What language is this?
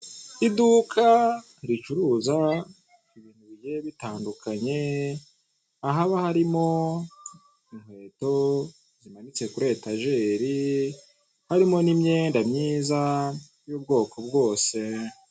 Kinyarwanda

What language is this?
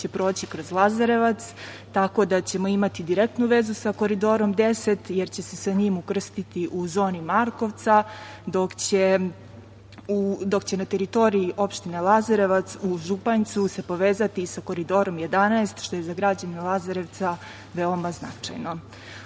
Serbian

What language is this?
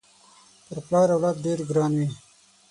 Pashto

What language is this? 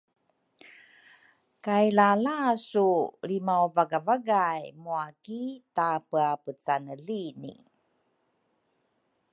Rukai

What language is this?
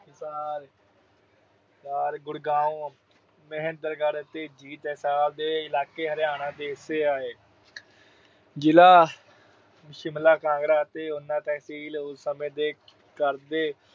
Punjabi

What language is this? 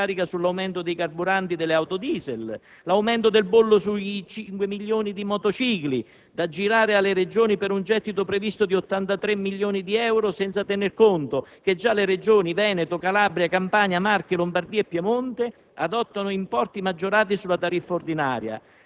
Italian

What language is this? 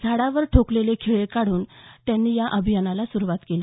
Marathi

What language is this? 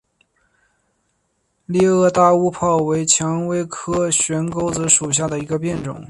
Chinese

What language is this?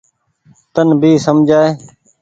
Goaria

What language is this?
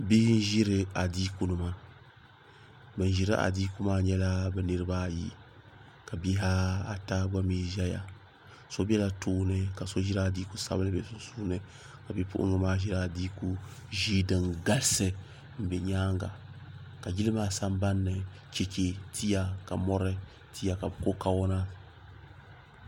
Dagbani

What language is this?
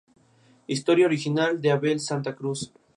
Spanish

